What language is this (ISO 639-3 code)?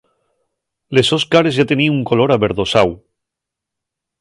ast